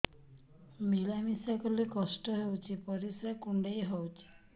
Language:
Odia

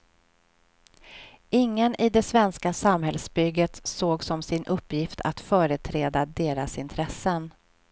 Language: Swedish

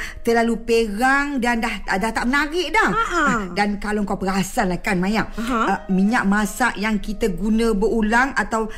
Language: Malay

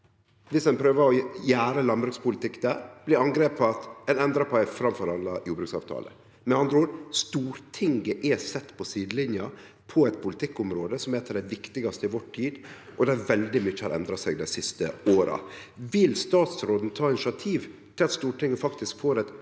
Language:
Norwegian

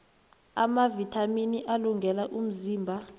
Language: South Ndebele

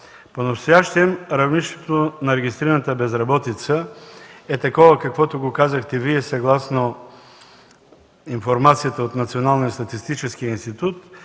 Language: Bulgarian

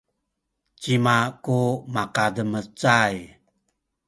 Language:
Sakizaya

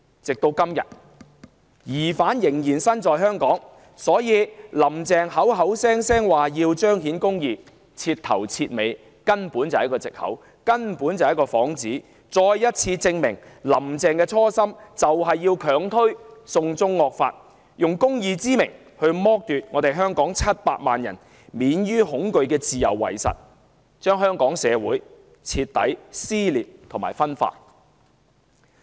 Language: Cantonese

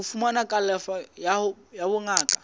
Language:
Southern Sotho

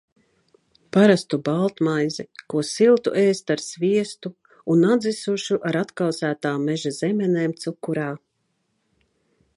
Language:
Latvian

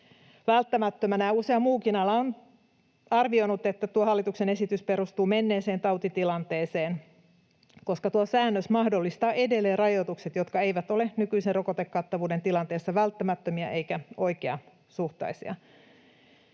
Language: Finnish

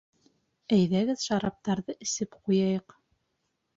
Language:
Bashkir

